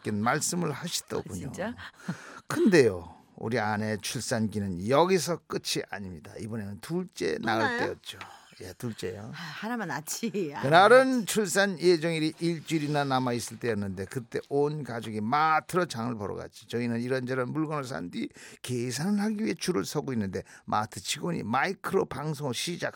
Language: Korean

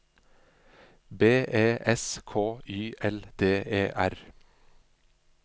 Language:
Norwegian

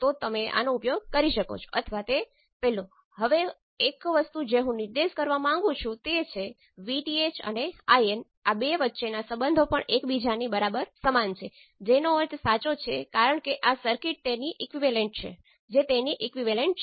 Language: Gujarati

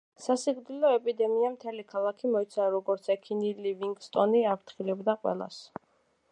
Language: Georgian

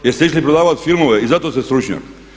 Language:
Croatian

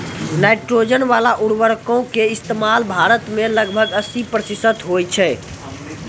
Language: Maithili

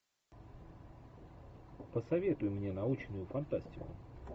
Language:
Russian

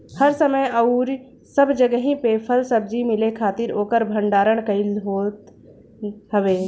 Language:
Bhojpuri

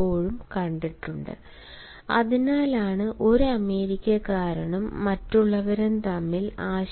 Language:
Malayalam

